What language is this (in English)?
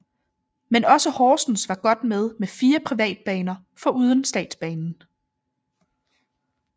Danish